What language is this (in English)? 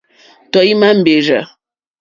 Mokpwe